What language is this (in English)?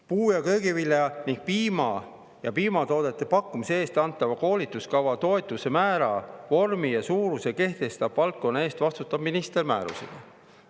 Estonian